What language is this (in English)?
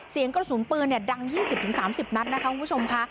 Thai